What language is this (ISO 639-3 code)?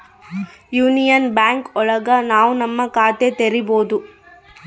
kan